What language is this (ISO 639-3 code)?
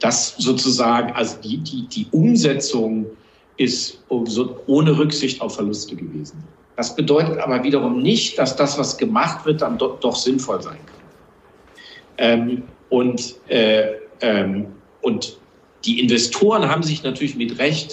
deu